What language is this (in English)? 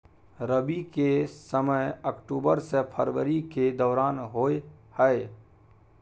Maithili